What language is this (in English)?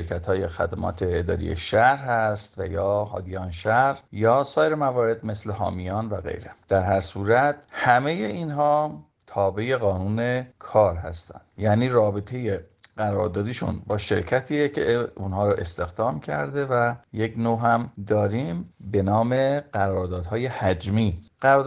Persian